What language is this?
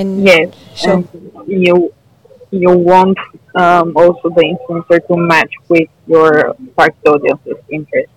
English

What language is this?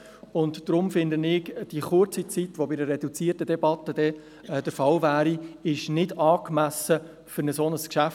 Swiss German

